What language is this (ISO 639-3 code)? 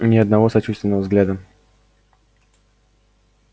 rus